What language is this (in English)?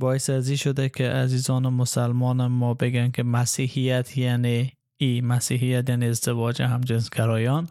Persian